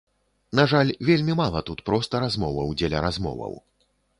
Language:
Belarusian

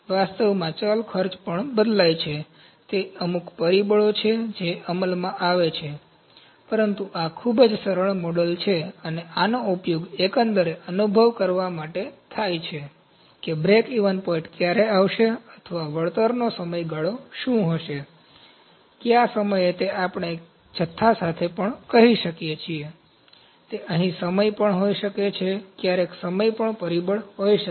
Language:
Gujarati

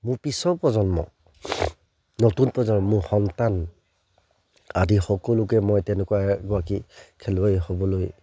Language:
Assamese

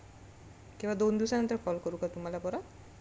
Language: Marathi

